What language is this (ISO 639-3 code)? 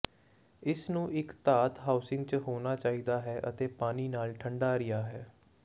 pan